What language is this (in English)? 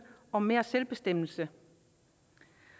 Danish